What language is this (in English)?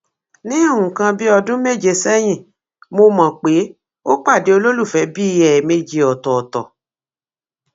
Yoruba